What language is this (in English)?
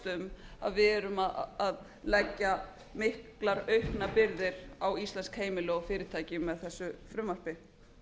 Icelandic